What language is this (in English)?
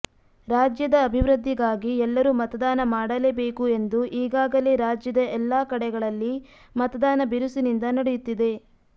Kannada